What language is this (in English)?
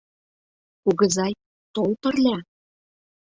Mari